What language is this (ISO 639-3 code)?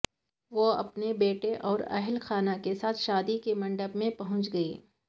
urd